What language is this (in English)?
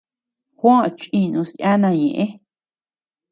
Tepeuxila Cuicatec